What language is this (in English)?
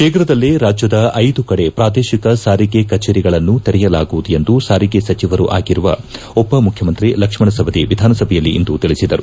Kannada